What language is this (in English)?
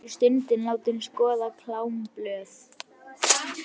Icelandic